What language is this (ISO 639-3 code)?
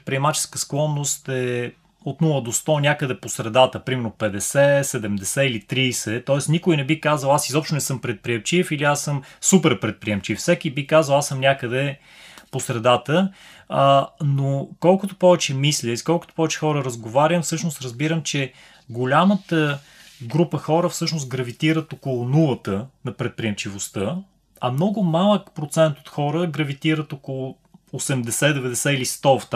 bul